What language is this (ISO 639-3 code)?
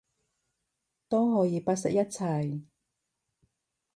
yue